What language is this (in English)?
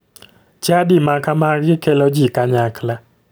Luo (Kenya and Tanzania)